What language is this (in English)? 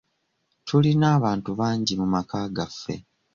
Ganda